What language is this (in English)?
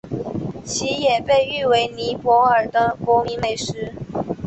Chinese